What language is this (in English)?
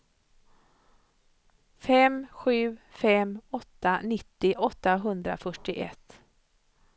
Swedish